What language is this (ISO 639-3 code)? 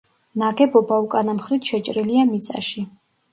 kat